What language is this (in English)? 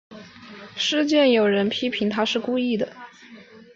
Chinese